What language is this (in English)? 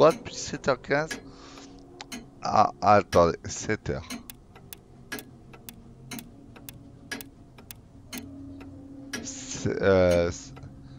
French